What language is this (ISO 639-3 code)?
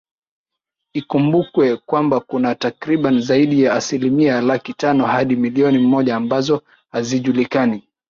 swa